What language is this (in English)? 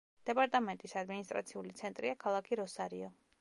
Georgian